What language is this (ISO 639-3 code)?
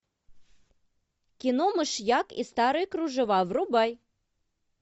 rus